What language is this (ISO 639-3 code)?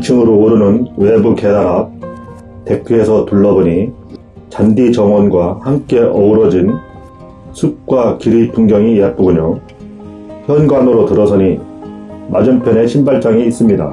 kor